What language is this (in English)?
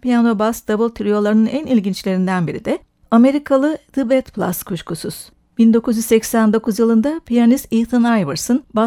Turkish